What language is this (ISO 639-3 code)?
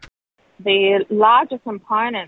ind